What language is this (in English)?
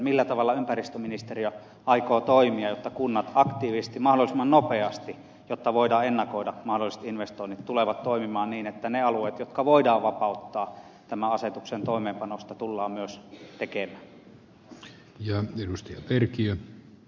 Finnish